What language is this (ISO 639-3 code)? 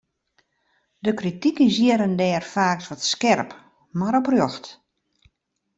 fry